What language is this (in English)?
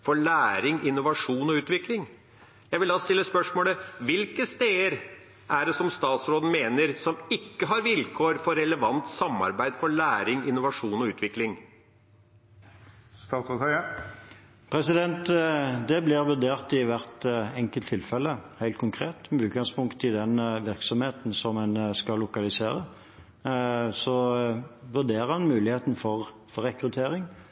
Norwegian Bokmål